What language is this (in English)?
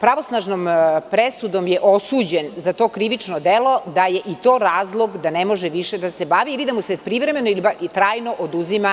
Serbian